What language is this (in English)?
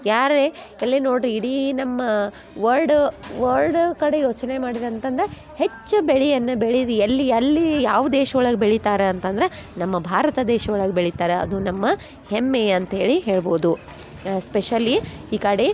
Kannada